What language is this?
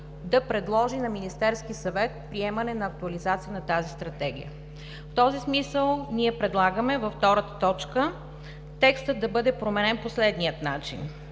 Bulgarian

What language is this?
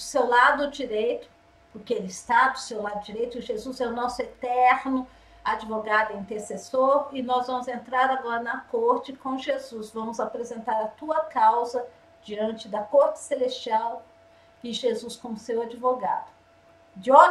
Portuguese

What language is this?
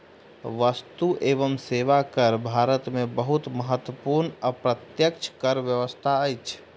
Maithili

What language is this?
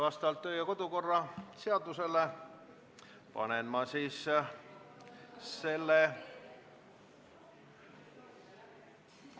Estonian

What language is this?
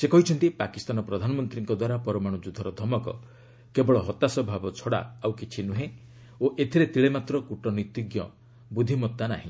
Odia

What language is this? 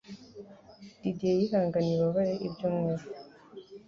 Kinyarwanda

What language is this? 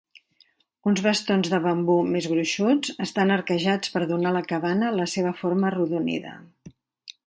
Catalan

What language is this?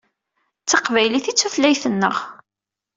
Kabyle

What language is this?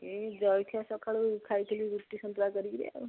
Odia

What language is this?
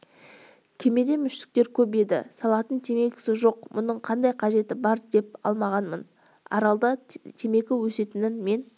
Kazakh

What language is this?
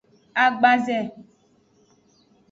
Aja (Benin)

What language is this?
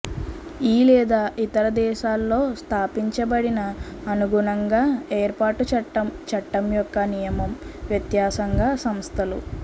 Telugu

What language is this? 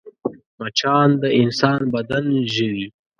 Pashto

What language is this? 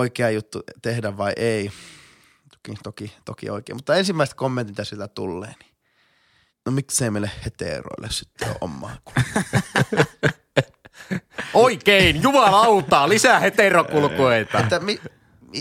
Finnish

